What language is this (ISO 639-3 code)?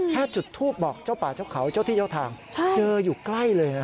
tha